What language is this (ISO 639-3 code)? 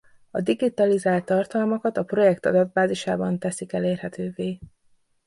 hun